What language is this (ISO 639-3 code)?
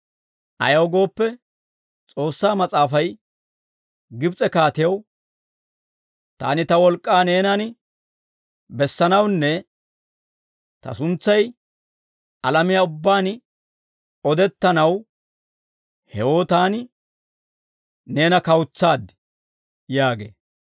dwr